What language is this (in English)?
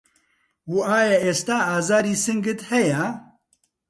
Central Kurdish